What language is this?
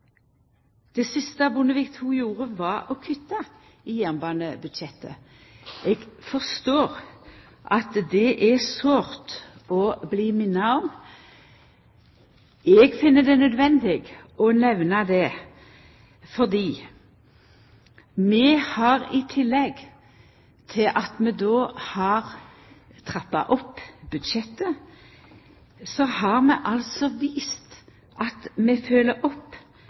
Norwegian Nynorsk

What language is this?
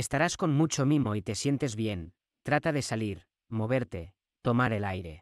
Spanish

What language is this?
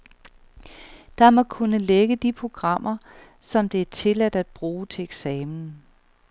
Danish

